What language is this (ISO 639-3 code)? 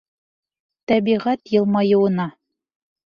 bak